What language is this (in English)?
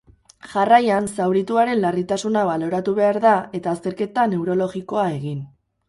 Basque